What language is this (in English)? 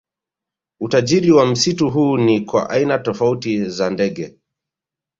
Swahili